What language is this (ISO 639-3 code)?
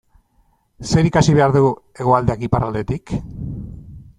eus